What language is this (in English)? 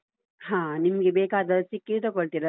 Kannada